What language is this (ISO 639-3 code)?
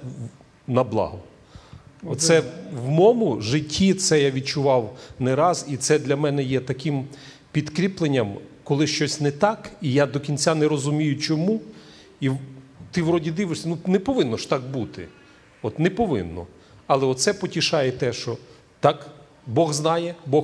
ukr